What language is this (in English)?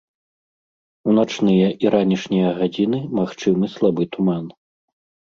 Belarusian